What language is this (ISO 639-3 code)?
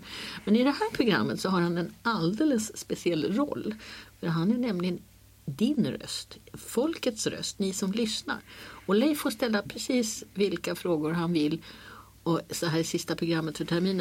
swe